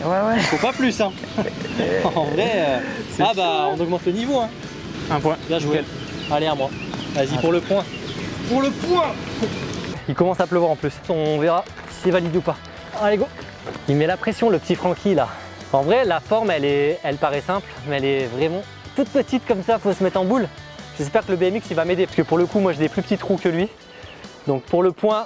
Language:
French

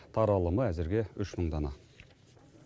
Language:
Kazakh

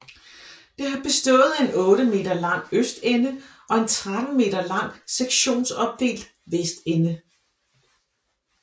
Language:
Danish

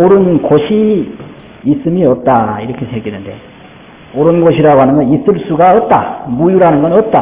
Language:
Korean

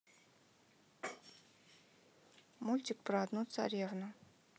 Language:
Russian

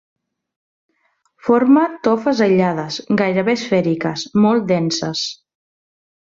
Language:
Catalan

